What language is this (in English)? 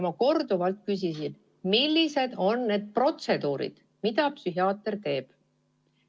Estonian